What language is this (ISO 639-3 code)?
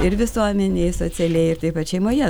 lit